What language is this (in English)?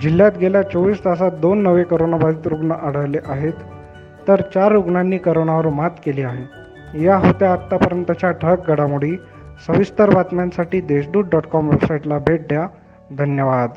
Marathi